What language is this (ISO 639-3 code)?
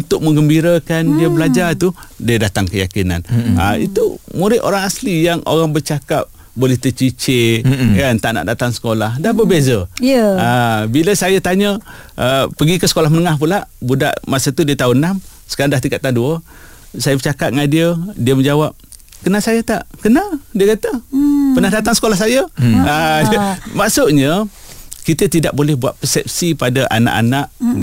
msa